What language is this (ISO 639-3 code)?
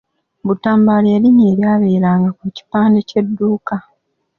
lug